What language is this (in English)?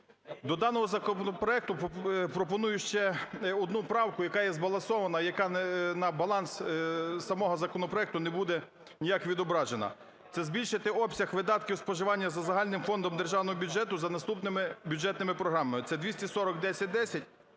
Ukrainian